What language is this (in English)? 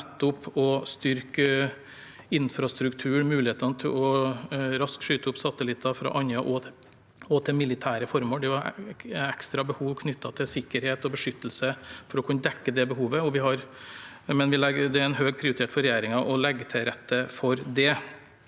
Norwegian